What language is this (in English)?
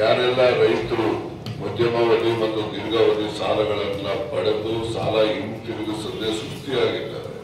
Kannada